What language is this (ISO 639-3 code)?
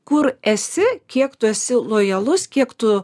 lit